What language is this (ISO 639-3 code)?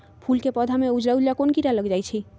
mag